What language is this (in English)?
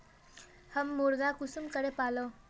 Magahi